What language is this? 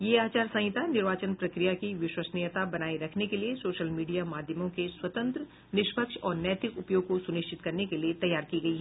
Hindi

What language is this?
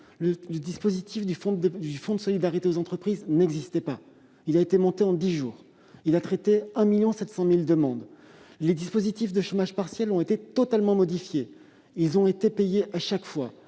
French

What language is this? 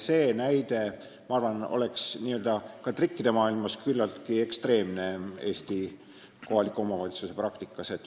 Estonian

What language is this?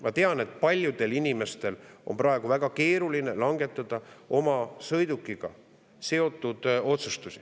Estonian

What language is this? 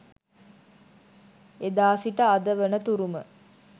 Sinhala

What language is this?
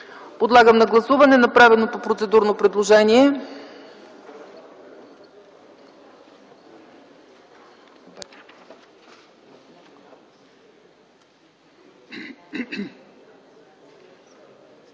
Bulgarian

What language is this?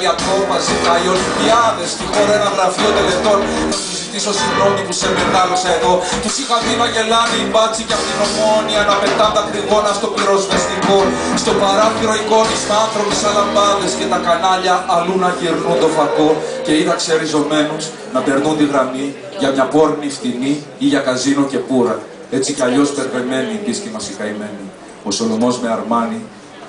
Greek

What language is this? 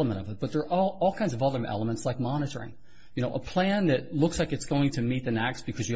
English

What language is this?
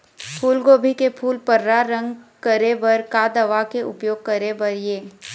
Chhattisgarhi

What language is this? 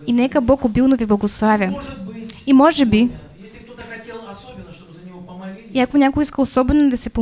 Russian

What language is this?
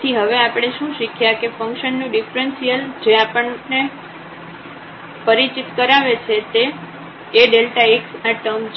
Gujarati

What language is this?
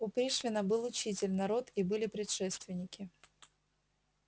Russian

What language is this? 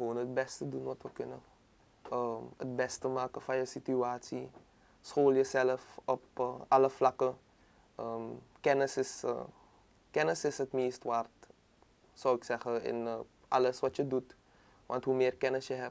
Dutch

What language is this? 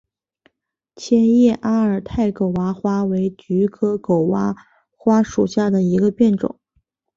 Chinese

